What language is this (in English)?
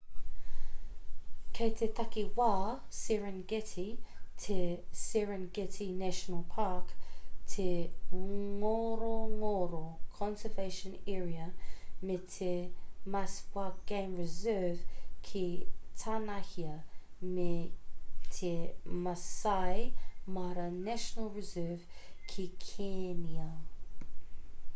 Māori